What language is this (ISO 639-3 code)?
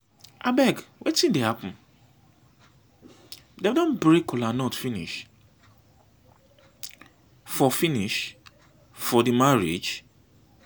pcm